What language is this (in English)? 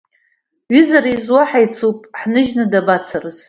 Abkhazian